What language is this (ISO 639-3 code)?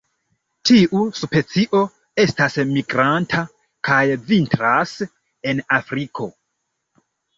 epo